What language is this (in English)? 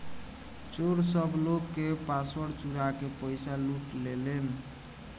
Bhojpuri